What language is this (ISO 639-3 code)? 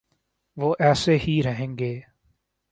urd